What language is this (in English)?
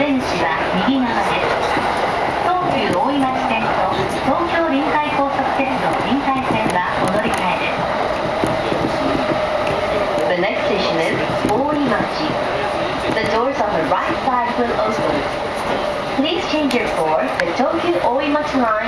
Japanese